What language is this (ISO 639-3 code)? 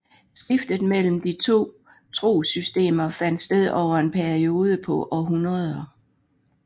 dan